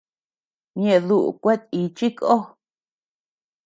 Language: Tepeuxila Cuicatec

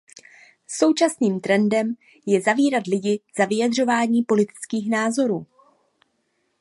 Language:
Czech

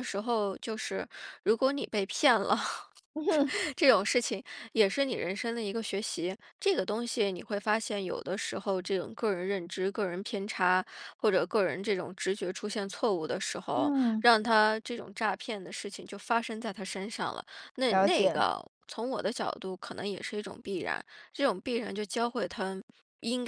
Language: Chinese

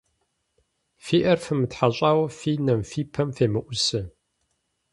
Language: Kabardian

